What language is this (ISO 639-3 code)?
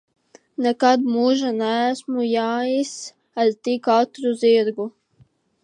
lav